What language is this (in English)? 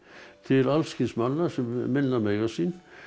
Icelandic